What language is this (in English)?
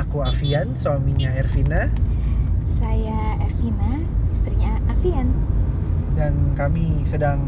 Indonesian